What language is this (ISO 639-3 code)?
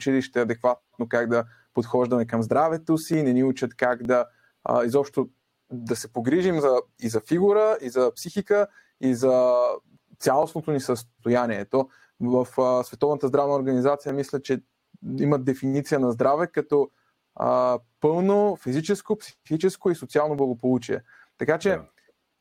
bul